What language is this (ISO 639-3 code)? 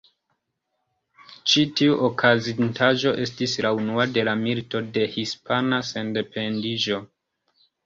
epo